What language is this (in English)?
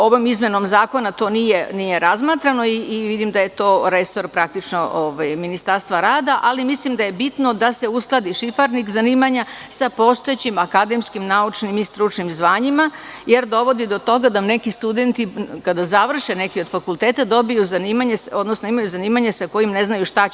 Serbian